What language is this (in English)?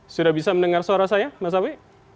Indonesian